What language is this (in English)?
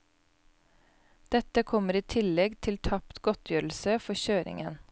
Norwegian